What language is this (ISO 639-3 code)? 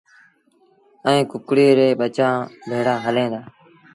sbn